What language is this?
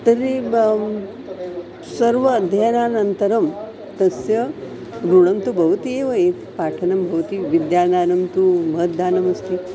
Sanskrit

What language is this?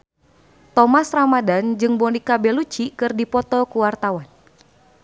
Sundanese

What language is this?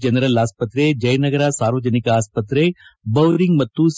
Kannada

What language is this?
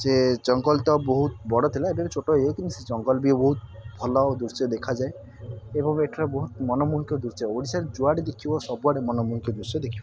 Odia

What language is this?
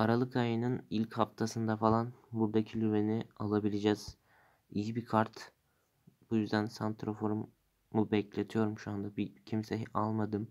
Turkish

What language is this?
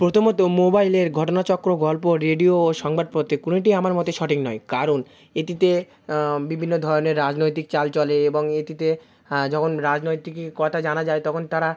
Bangla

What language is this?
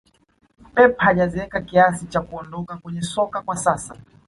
Swahili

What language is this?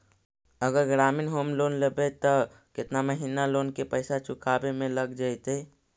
Magahi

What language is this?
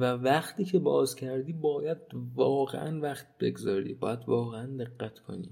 Persian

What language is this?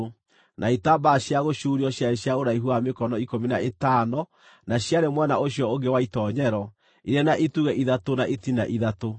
Kikuyu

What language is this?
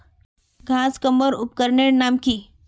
Magahi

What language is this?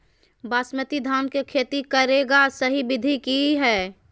Magahi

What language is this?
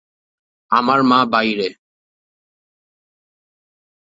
Bangla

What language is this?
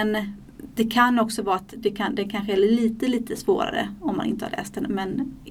Swedish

